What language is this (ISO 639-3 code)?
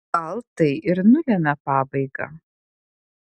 lit